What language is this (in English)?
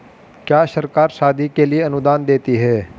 Hindi